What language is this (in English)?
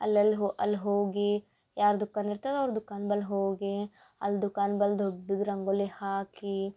Kannada